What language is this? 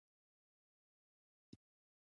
Pashto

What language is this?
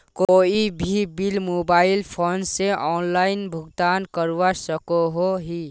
Magahi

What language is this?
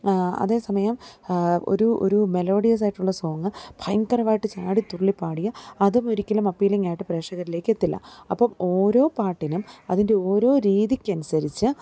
Malayalam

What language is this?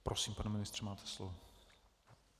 Czech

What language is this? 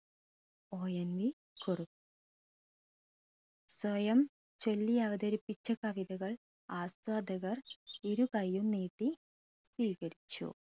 Malayalam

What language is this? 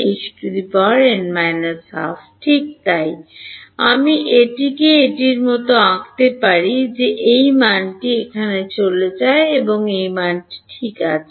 Bangla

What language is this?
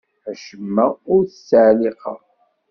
Kabyle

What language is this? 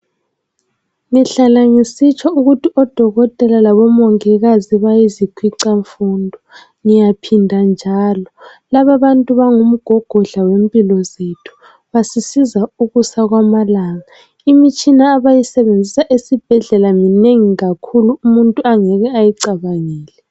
North Ndebele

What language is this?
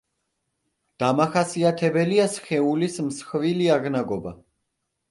Georgian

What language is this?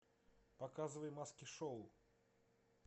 Russian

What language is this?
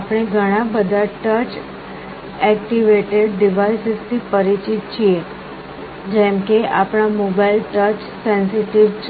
Gujarati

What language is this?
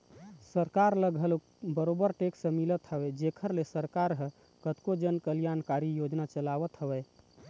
Chhattisgarhi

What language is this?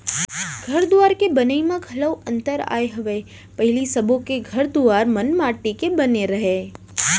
Chhattisgarhi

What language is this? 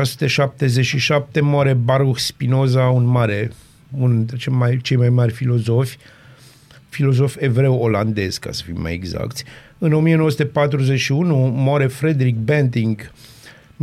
Romanian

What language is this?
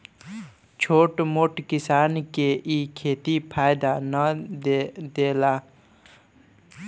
Bhojpuri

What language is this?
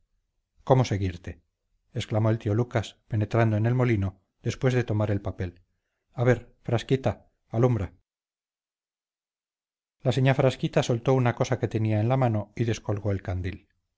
Spanish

